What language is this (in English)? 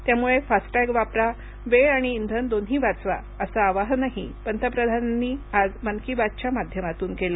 Marathi